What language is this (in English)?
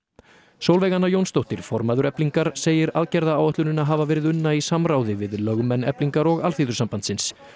Icelandic